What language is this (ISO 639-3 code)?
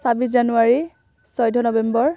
asm